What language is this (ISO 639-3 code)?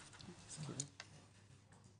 heb